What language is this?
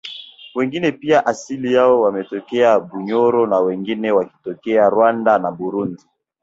Swahili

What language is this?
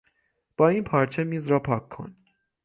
Persian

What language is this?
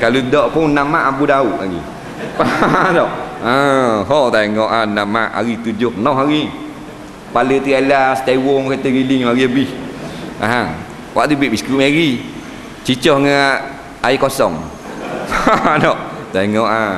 Malay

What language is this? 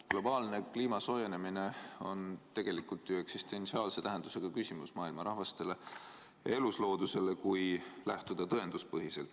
Estonian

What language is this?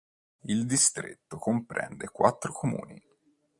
Italian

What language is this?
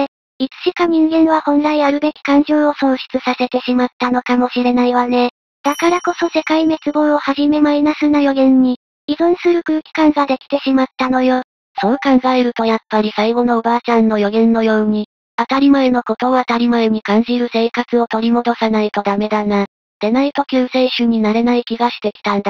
Japanese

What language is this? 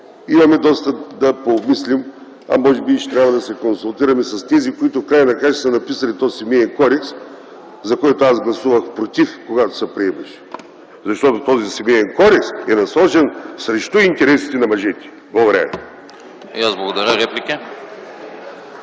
Bulgarian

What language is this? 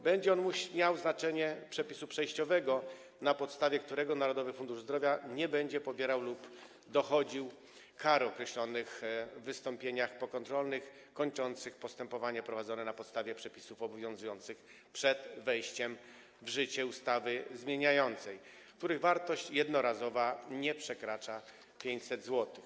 Polish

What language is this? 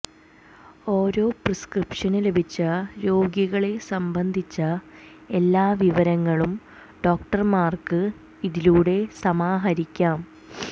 Malayalam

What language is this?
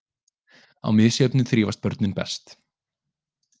Icelandic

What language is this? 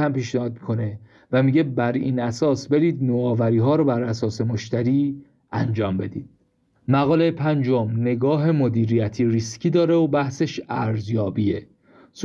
Persian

